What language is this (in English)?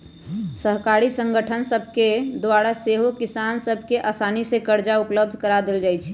Magahi